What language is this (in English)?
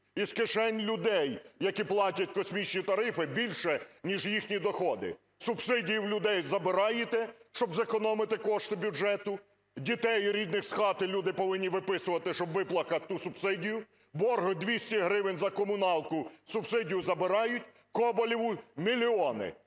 Ukrainian